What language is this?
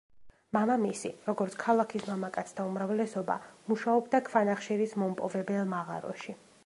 Georgian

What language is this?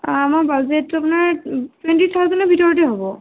Assamese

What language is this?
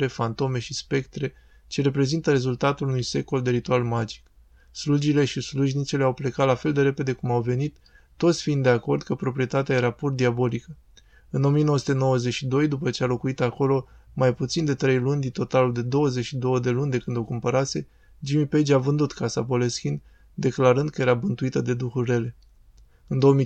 Romanian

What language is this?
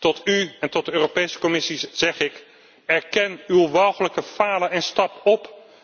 Dutch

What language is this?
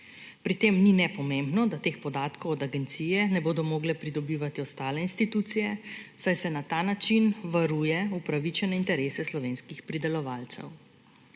Slovenian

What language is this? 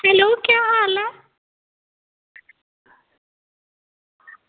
Dogri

